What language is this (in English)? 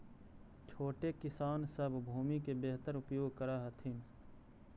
Magahi